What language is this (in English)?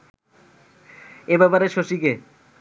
Bangla